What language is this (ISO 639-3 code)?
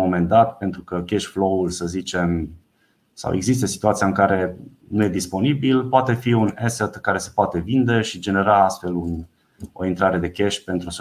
ron